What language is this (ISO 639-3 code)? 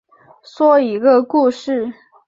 zho